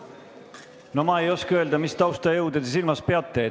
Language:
Estonian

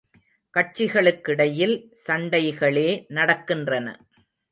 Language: Tamil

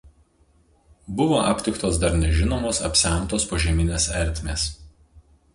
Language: Lithuanian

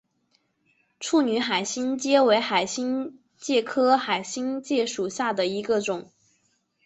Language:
Chinese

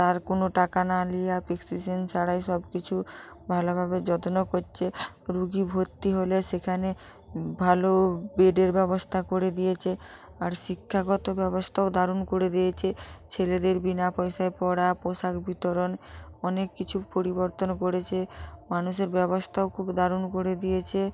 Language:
Bangla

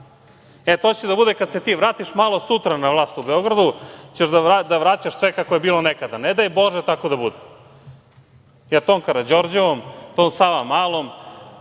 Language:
Serbian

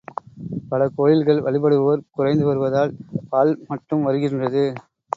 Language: Tamil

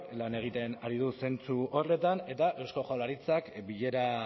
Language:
Basque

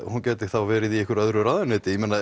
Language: Icelandic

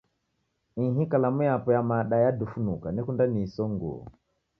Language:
Taita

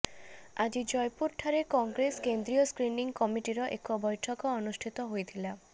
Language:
Odia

